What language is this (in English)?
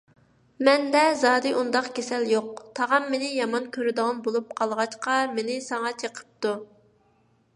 Uyghur